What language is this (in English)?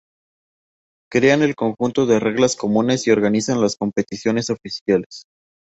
Spanish